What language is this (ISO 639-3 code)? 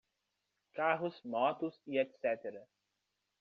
por